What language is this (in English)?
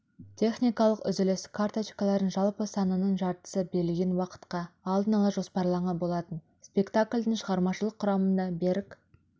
Kazakh